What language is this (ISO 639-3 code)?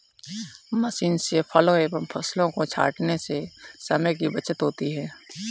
hin